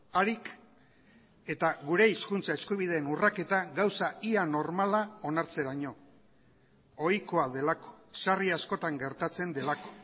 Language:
Basque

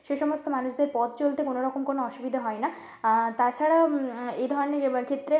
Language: Bangla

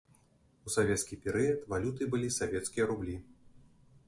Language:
Belarusian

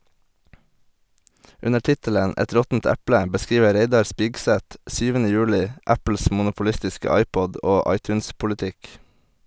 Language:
Norwegian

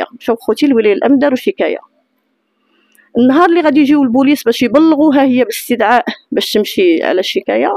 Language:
Arabic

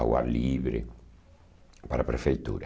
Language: Portuguese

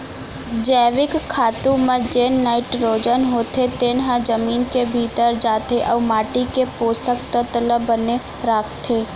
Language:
Chhattisgarhi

